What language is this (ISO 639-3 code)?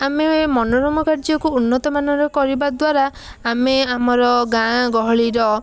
ori